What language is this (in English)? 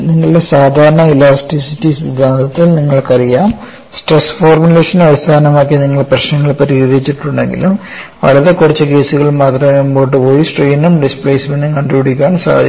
Malayalam